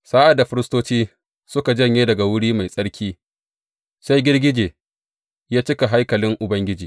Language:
Hausa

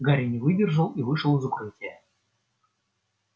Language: Russian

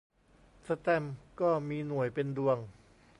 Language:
Thai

